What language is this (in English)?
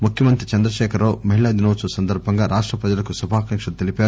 Telugu